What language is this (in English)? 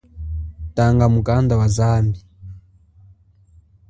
Chokwe